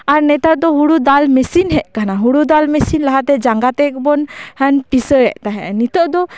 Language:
Santali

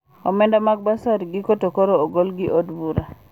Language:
Luo (Kenya and Tanzania)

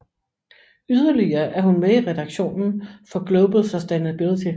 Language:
Danish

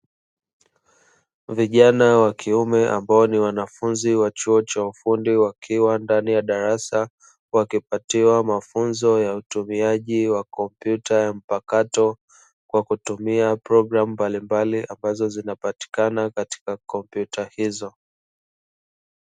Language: Swahili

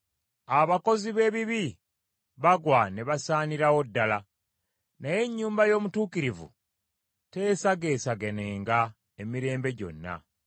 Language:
Ganda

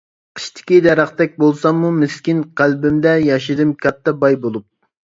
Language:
Uyghur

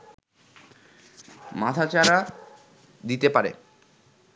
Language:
Bangla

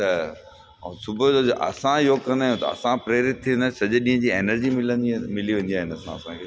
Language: Sindhi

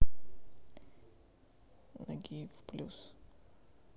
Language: Russian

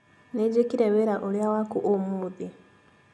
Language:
Kikuyu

